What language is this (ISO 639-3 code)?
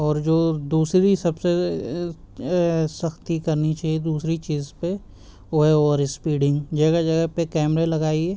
urd